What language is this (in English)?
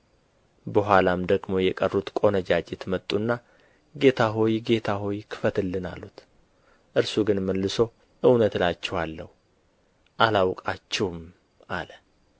Amharic